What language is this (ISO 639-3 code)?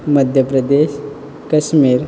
kok